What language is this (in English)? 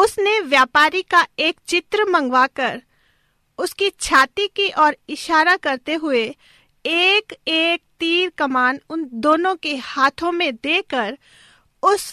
Hindi